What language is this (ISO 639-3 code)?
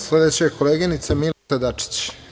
srp